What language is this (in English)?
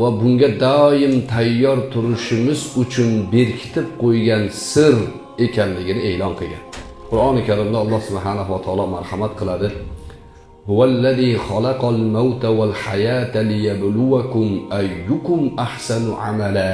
Turkish